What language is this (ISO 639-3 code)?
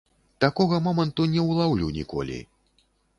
bel